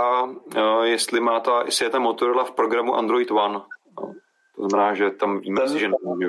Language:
Czech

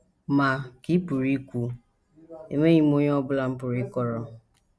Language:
Igbo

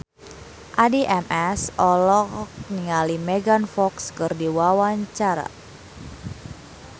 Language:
Sundanese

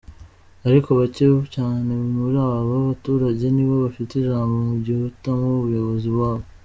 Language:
Kinyarwanda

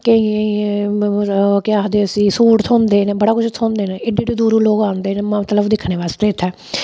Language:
Dogri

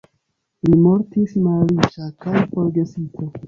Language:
Esperanto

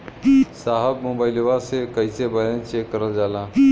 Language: Bhojpuri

